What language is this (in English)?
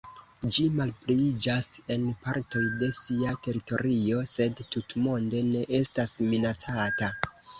Esperanto